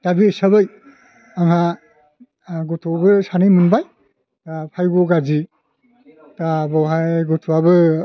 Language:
Bodo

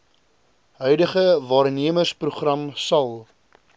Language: Afrikaans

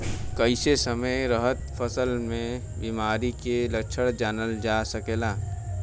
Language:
Bhojpuri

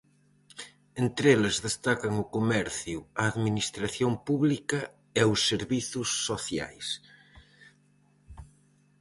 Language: Galician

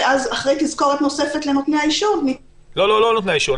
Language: Hebrew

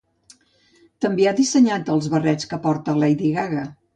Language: Catalan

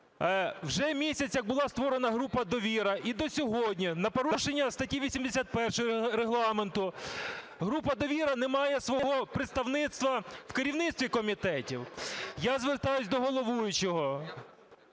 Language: Ukrainian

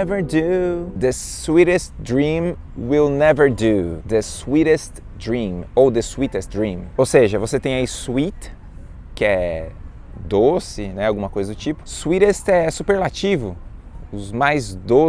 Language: Portuguese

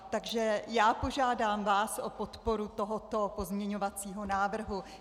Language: Czech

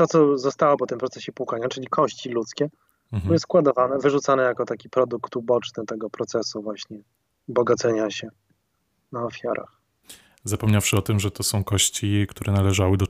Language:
Polish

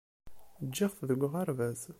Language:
Kabyle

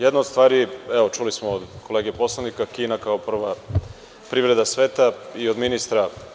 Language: Serbian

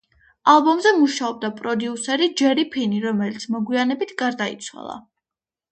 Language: Georgian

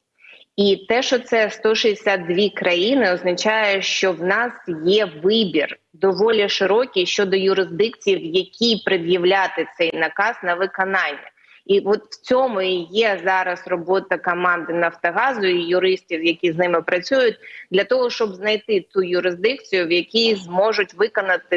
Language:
Ukrainian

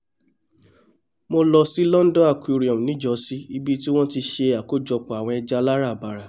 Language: Yoruba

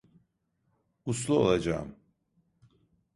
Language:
Turkish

